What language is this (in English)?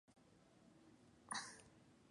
Spanish